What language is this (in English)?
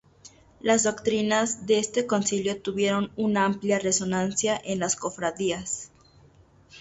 Spanish